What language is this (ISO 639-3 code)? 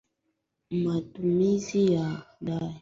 swa